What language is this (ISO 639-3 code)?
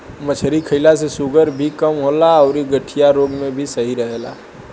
bho